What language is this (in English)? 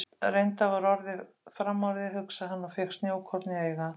Icelandic